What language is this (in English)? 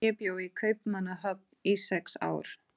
Icelandic